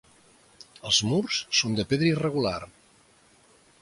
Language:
Catalan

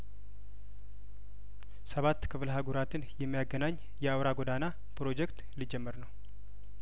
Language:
Amharic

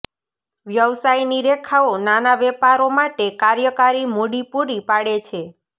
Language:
Gujarati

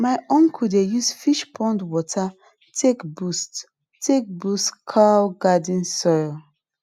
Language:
Nigerian Pidgin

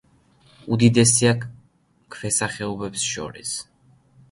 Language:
Georgian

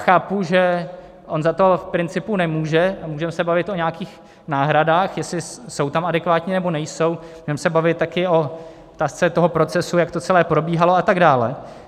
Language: Czech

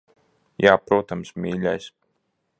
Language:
Latvian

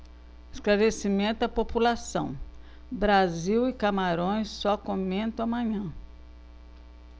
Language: Portuguese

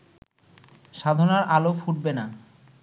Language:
Bangla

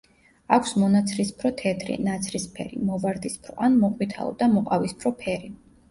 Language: Georgian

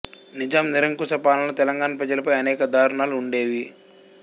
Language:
Telugu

